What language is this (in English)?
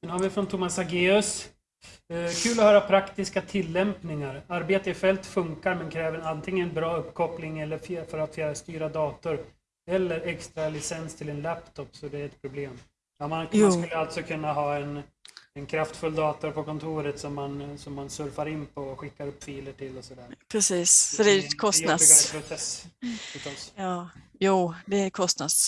Swedish